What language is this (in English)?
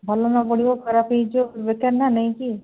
Odia